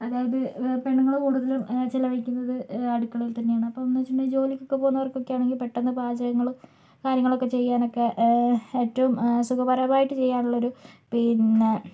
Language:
Malayalam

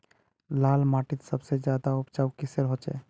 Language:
Magahi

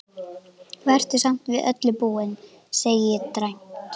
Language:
Icelandic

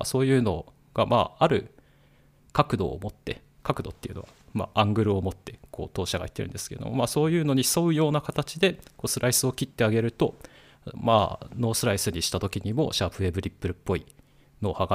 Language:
Japanese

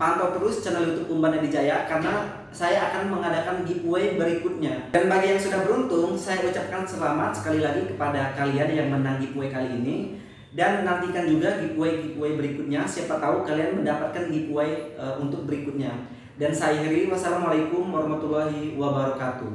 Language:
Indonesian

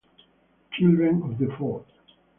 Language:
Italian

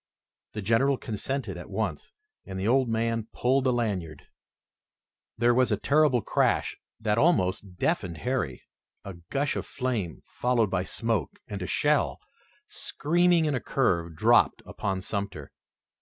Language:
English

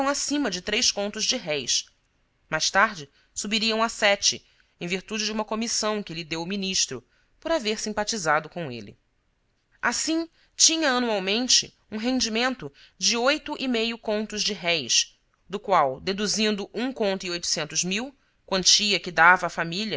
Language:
Portuguese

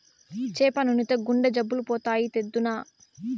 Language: Telugu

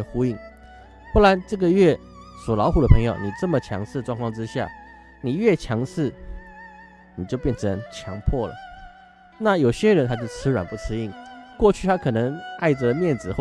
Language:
Chinese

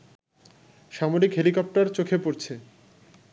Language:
Bangla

